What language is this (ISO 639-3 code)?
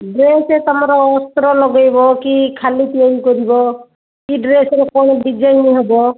ori